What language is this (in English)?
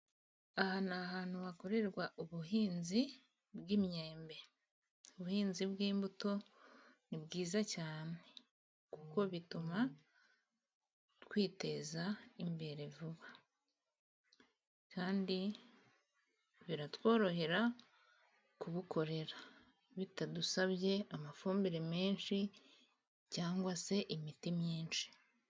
Kinyarwanda